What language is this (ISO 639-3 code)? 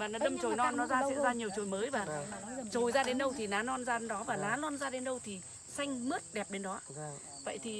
vie